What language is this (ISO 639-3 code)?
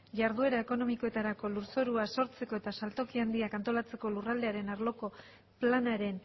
eus